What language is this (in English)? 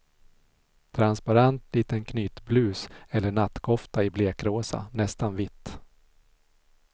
Swedish